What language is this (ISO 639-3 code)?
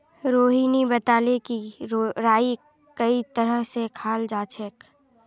mag